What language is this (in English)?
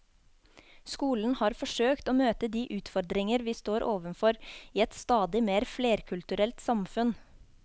Norwegian